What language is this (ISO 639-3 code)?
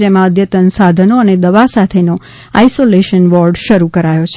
guj